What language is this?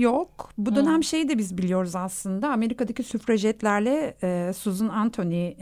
Turkish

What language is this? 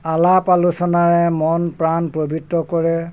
Assamese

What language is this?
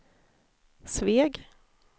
Swedish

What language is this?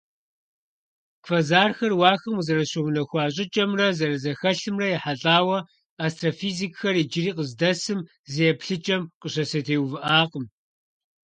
Kabardian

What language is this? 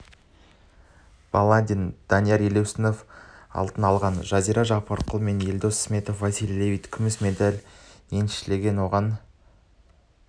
Kazakh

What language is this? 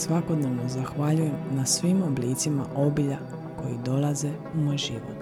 Croatian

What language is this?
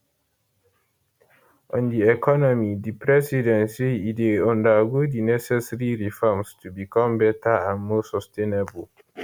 Nigerian Pidgin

